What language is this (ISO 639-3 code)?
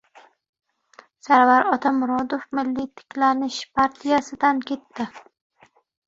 uzb